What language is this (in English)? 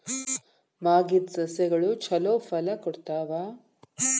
Kannada